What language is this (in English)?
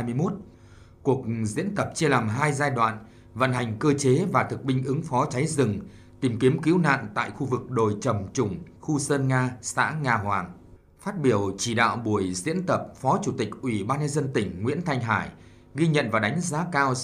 Vietnamese